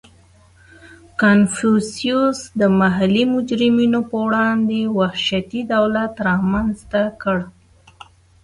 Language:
Pashto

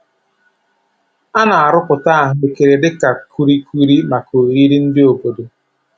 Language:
Igbo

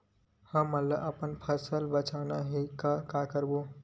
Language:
Chhattisgarhi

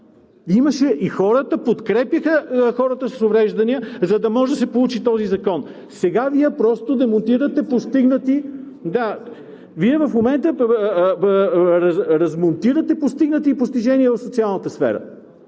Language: Bulgarian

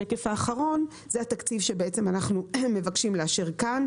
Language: Hebrew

